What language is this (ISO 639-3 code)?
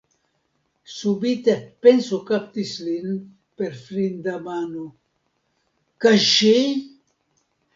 epo